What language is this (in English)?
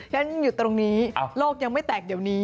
Thai